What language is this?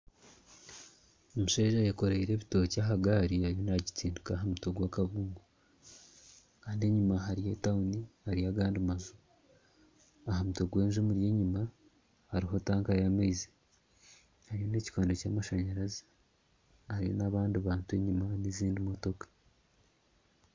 Nyankole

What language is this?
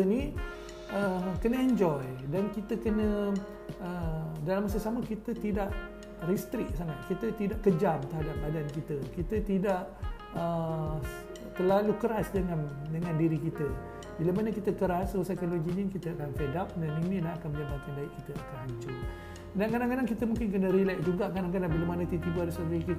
Malay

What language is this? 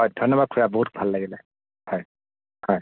Assamese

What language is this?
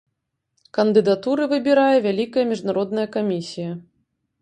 Belarusian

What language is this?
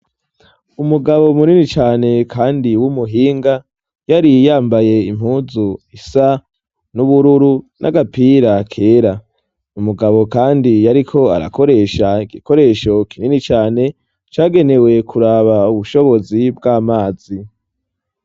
Rundi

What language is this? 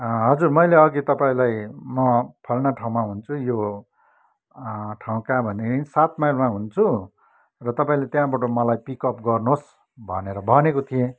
Nepali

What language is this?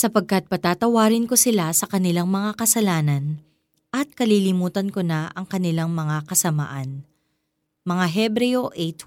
Filipino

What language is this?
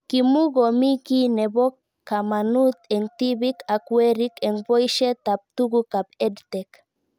Kalenjin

